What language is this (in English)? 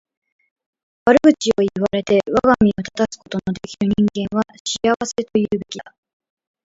Japanese